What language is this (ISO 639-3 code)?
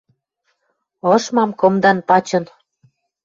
mrj